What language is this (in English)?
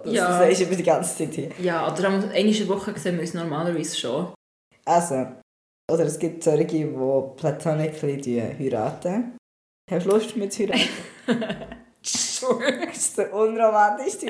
German